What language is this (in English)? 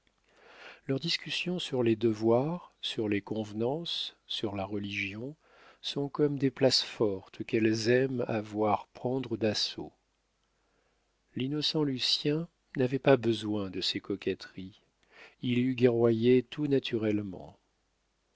French